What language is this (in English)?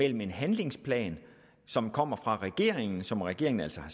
Danish